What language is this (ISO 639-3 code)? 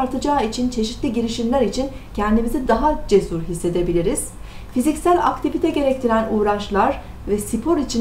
tur